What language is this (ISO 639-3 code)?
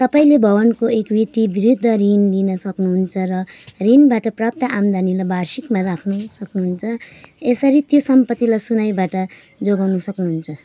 nep